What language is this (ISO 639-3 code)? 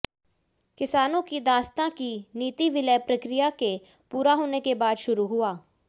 hin